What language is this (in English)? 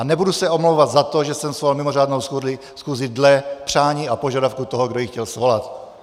Czech